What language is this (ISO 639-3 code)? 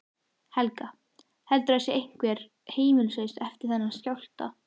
isl